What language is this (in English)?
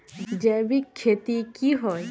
Magahi